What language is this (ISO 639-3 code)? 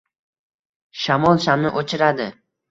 uzb